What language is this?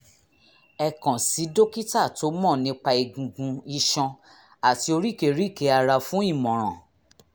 Yoruba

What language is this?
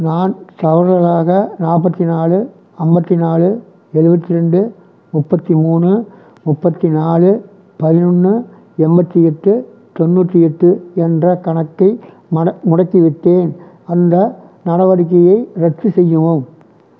Tamil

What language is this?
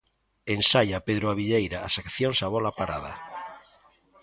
Galician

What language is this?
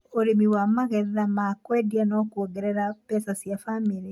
Kikuyu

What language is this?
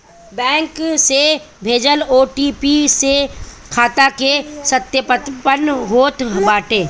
Bhojpuri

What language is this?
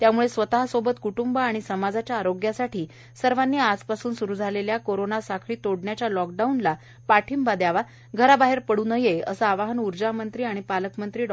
Marathi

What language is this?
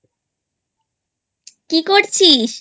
Bangla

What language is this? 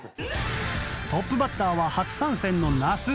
Japanese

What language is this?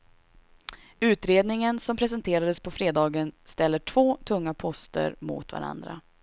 Swedish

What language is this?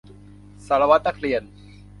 Thai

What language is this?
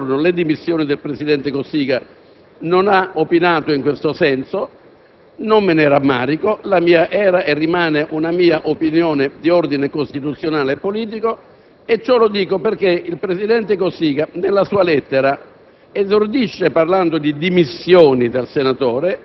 Italian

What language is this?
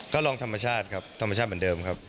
Thai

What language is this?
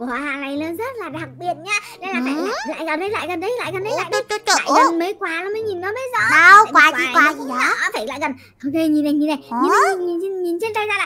Vietnamese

